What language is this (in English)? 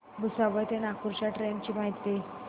Marathi